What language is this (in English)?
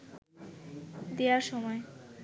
Bangla